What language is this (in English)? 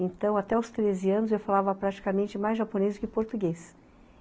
Portuguese